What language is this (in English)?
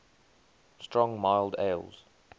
English